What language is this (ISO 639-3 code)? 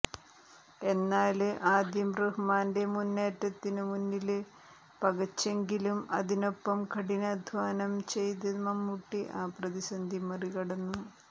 mal